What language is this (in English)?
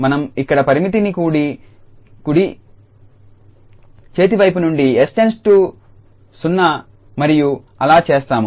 Telugu